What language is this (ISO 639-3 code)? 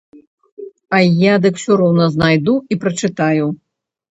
bel